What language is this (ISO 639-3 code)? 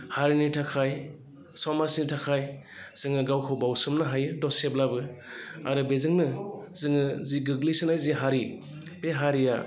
brx